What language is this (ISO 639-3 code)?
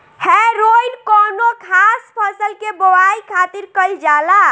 bho